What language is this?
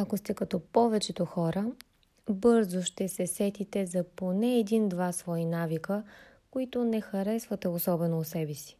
Bulgarian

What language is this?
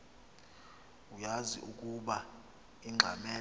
Xhosa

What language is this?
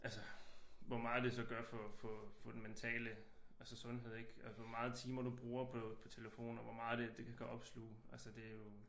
Danish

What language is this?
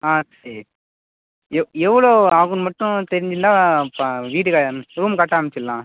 Tamil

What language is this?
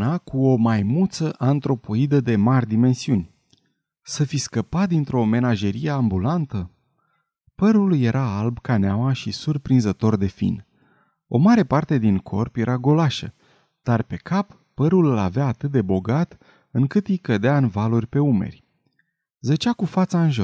Romanian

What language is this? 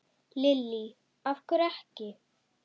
Icelandic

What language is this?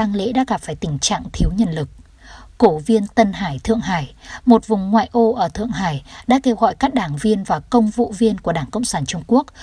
Vietnamese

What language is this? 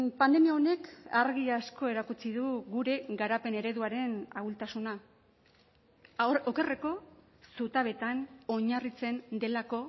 Basque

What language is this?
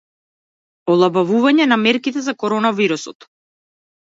Macedonian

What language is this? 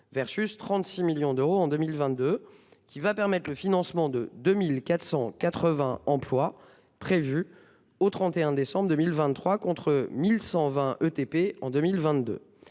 French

